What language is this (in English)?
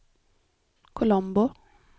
Swedish